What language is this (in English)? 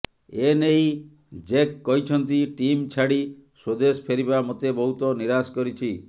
Odia